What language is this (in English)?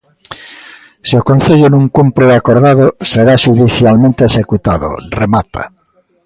Galician